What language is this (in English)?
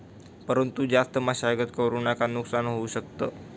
Marathi